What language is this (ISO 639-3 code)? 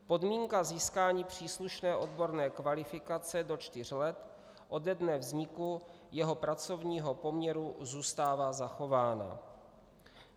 ces